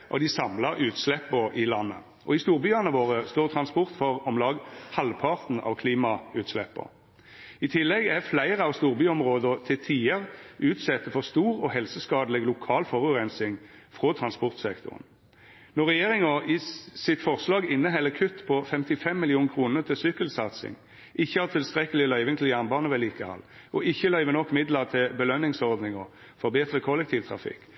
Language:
Norwegian Nynorsk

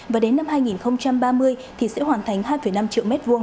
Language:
Vietnamese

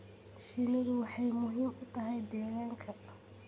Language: Somali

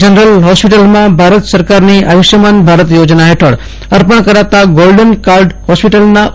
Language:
Gujarati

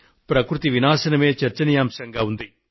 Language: Telugu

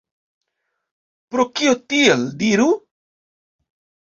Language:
Esperanto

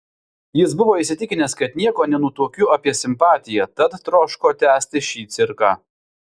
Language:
Lithuanian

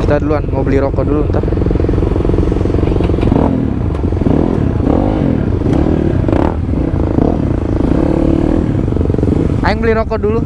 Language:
Indonesian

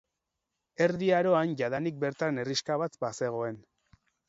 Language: Basque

